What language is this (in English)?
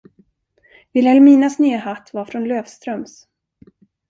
Swedish